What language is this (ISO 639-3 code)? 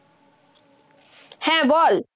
ben